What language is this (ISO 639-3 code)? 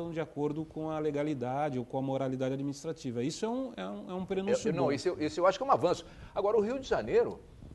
por